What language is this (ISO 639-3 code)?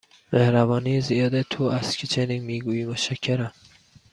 fas